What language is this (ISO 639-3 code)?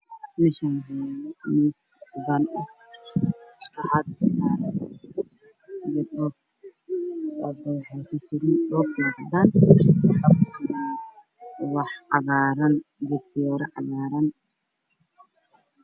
som